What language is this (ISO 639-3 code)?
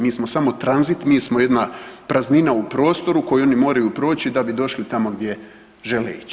hrv